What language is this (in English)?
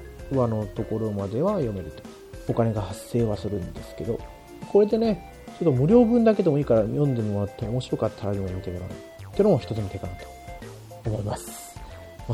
Japanese